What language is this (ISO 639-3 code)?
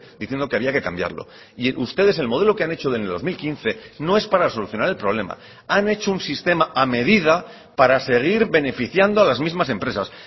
spa